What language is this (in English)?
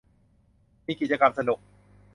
Thai